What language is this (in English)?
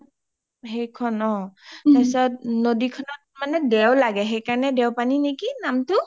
Assamese